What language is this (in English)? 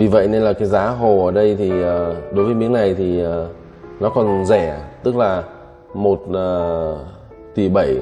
Vietnamese